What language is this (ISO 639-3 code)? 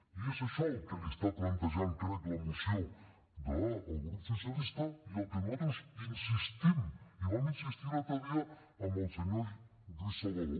cat